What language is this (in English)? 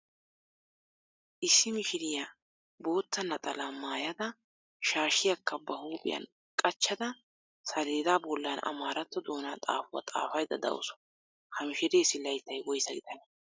Wolaytta